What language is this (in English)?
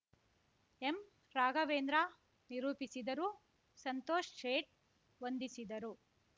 Kannada